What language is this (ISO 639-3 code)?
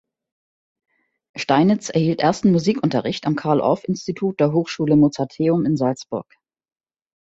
deu